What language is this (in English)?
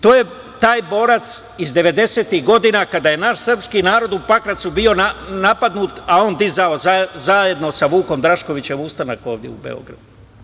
Serbian